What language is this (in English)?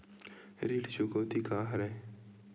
Chhattisgarhi